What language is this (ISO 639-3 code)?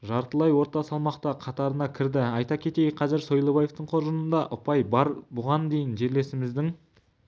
kaz